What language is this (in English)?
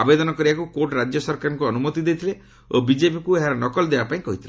Odia